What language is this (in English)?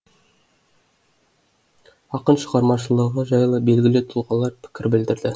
Kazakh